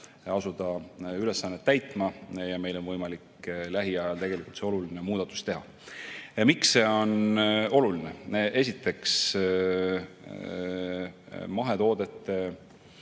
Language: Estonian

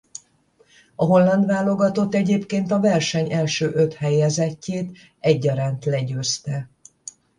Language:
Hungarian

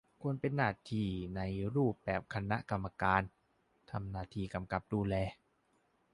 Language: Thai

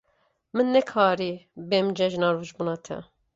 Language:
Kurdish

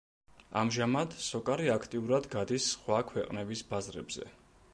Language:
Georgian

